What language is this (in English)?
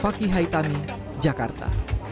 Indonesian